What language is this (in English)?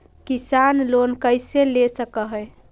Magahi